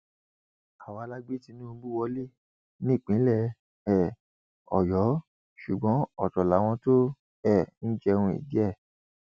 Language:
Yoruba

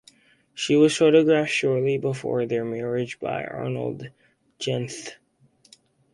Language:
English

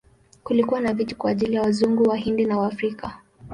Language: Swahili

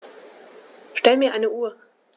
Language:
German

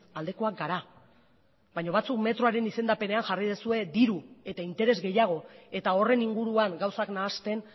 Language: Basque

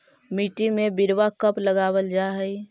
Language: Magahi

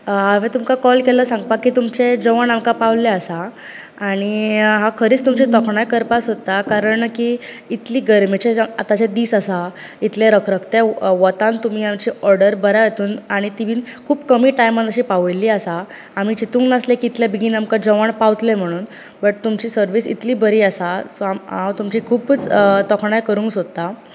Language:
Konkani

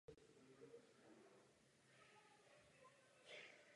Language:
Czech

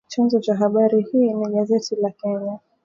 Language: Swahili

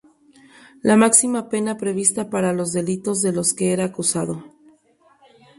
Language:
Spanish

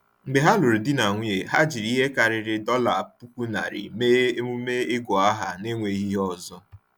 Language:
Igbo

